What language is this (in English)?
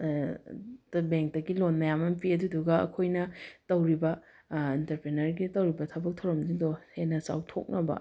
Manipuri